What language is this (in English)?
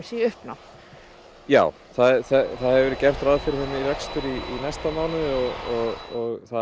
Icelandic